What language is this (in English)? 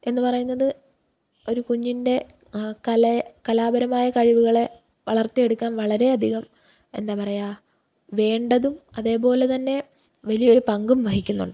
Malayalam